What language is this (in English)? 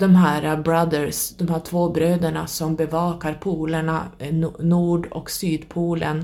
Swedish